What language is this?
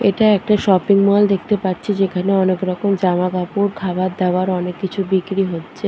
Bangla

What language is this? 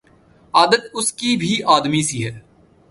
Urdu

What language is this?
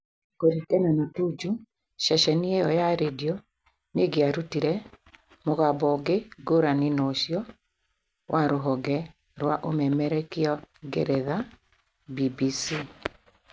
Kikuyu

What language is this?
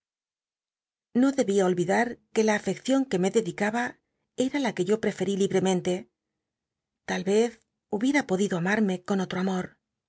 Spanish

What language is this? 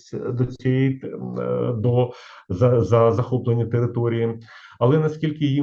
Ukrainian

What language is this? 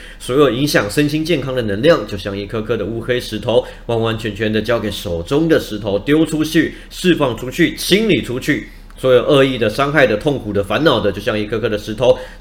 Chinese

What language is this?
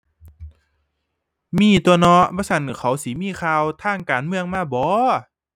Thai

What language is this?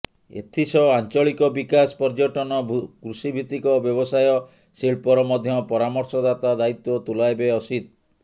Odia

